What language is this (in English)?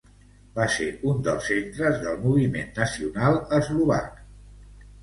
Catalan